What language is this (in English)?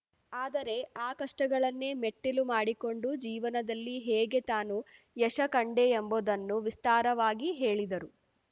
Kannada